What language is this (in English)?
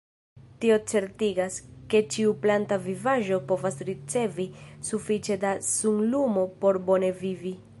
Esperanto